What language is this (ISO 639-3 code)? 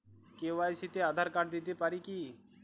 ben